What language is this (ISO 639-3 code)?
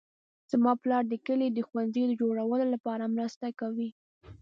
pus